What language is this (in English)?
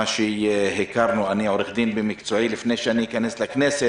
Hebrew